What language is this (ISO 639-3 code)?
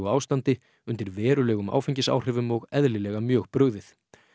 isl